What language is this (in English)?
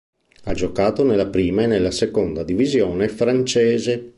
Italian